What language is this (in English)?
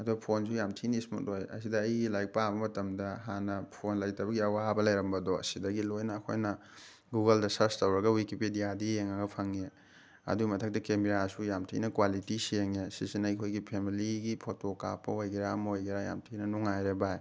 Manipuri